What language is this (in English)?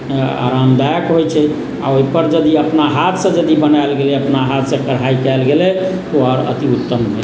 Maithili